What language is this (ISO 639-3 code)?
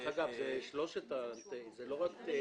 heb